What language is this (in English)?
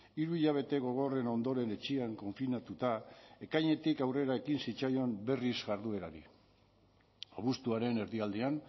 Basque